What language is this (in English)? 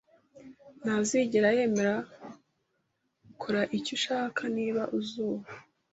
Kinyarwanda